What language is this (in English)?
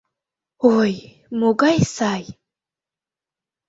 Mari